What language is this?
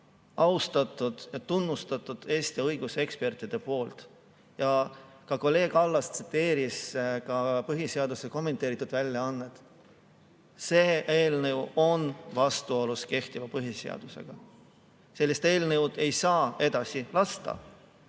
Estonian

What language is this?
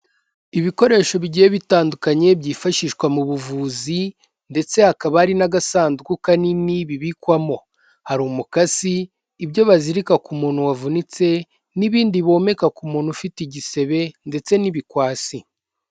Kinyarwanda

